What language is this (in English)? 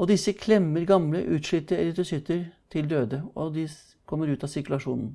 Norwegian